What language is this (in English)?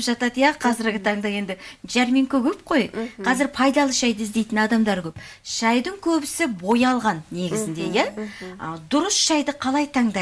Russian